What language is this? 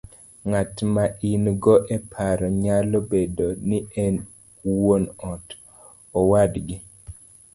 Luo (Kenya and Tanzania)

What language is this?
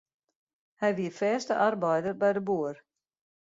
Western Frisian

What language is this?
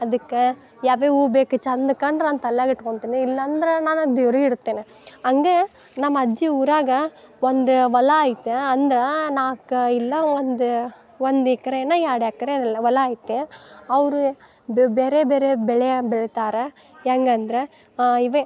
Kannada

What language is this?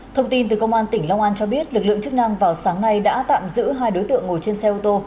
Vietnamese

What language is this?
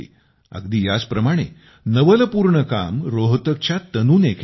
Marathi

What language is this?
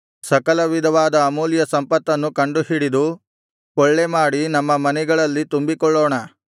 Kannada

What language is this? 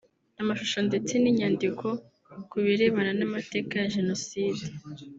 Kinyarwanda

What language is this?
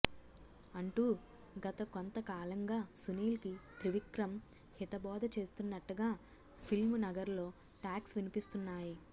Telugu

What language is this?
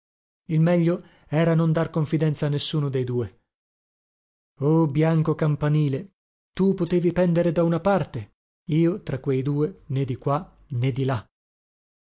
Italian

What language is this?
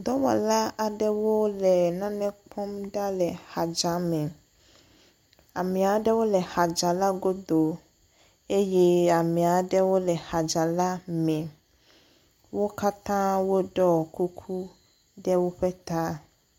Ewe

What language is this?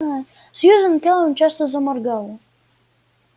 Russian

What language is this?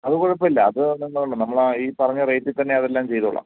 Malayalam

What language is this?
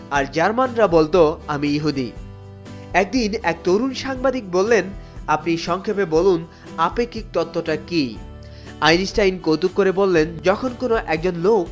Bangla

